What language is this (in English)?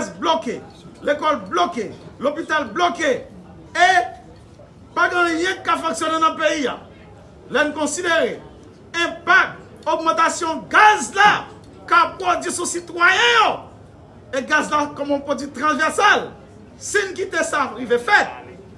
French